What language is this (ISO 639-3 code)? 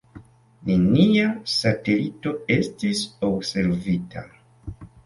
epo